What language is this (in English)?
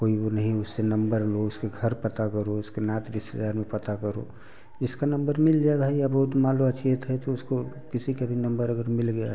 Hindi